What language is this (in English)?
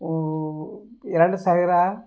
Kannada